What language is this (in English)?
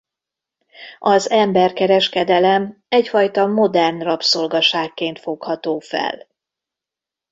Hungarian